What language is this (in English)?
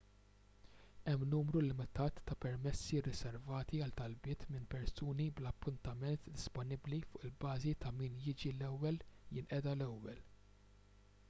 Maltese